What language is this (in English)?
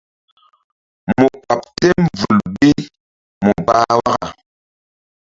Mbum